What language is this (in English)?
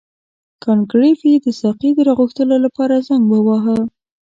Pashto